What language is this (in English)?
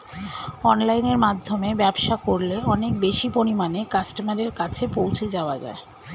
Bangla